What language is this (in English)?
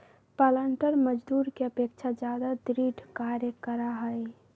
Magahi